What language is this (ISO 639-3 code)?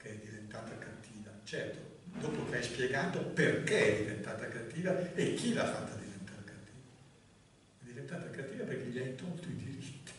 ita